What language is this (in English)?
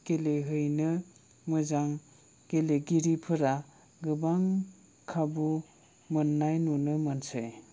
Bodo